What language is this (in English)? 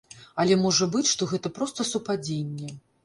Belarusian